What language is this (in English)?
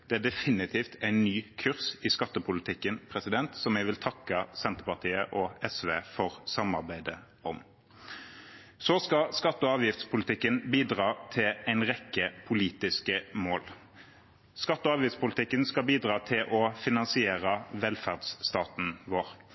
Norwegian Bokmål